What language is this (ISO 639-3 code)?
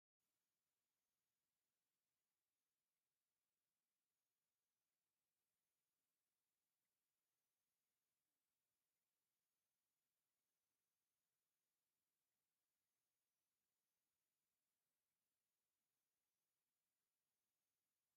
tir